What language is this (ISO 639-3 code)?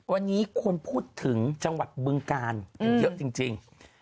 tha